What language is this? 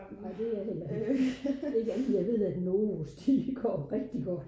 Danish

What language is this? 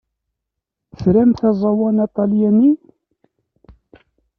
Kabyle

